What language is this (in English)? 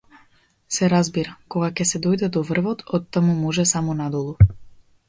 Macedonian